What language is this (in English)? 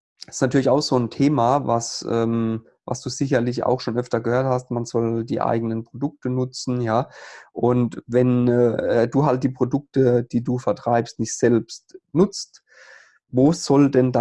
German